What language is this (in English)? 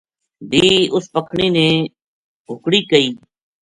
Gujari